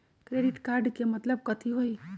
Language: Magahi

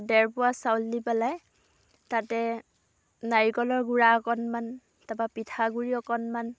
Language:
Assamese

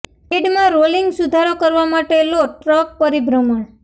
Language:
Gujarati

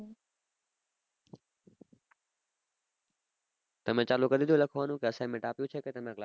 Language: Gujarati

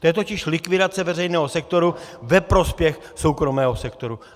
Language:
Czech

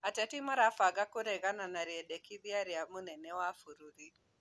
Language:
Kikuyu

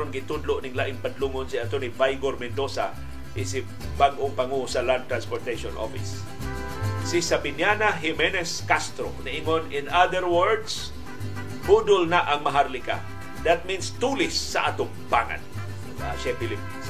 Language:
Filipino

